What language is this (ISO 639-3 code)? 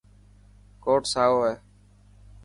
mki